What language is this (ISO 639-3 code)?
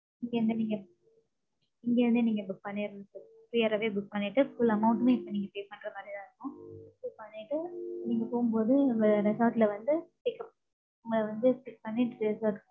tam